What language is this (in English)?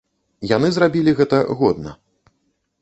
Belarusian